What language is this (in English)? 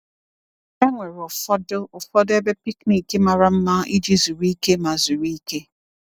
Igbo